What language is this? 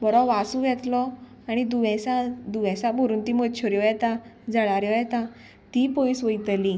Konkani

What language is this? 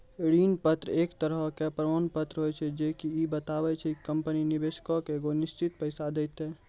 Maithili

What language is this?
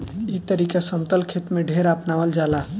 Bhojpuri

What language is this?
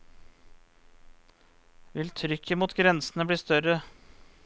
Norwegian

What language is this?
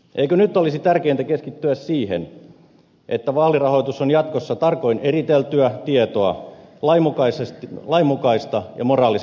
Finnish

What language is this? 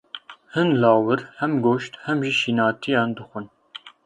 Kurdish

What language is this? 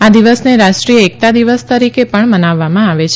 Gujarati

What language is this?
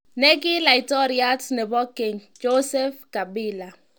Kalenjin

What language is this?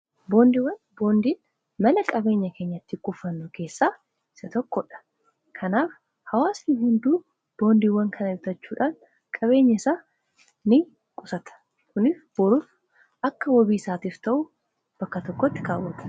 Oromo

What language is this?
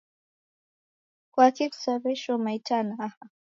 Taita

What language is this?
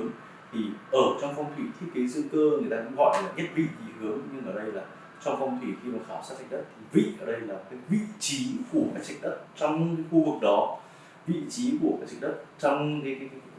Vietnamese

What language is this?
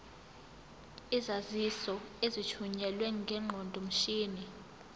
Zulu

